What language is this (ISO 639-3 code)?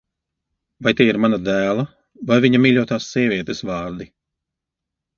lav